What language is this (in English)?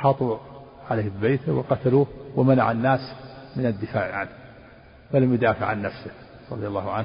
Arabic